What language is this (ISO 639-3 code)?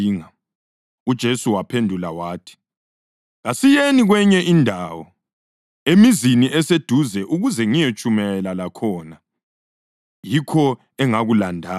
nde